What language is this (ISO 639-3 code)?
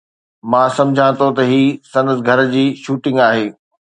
snd